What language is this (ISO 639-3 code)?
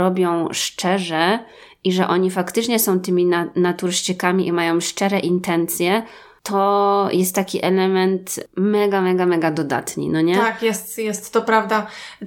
pol